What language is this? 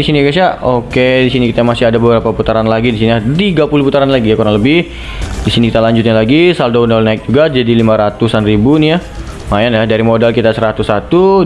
Indonesian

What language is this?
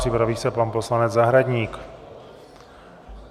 Czech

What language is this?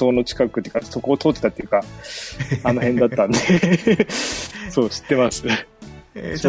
Japanese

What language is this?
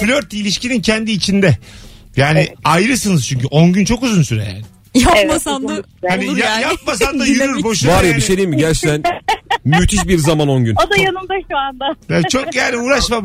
Turkish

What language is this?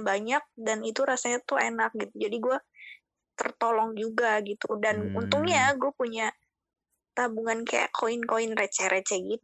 Indonesian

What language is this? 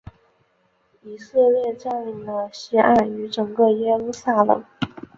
Chinese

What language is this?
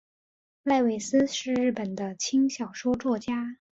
Chinese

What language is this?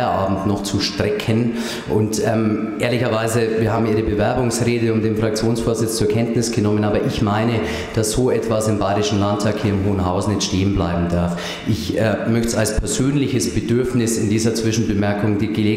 German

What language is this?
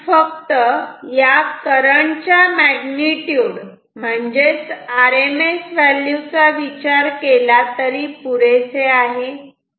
Marathi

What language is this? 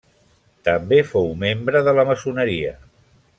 Catalan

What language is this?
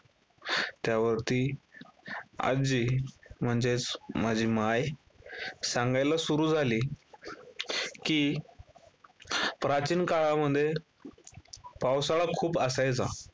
Marathi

